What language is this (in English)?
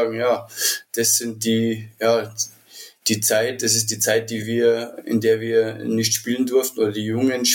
German